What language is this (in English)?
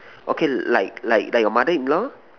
English